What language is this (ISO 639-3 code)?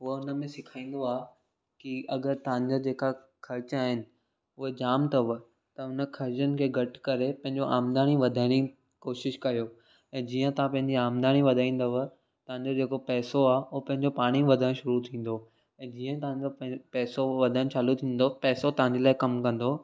snd